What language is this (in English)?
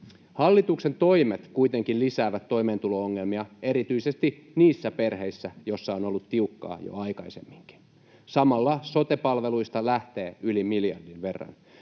Finnish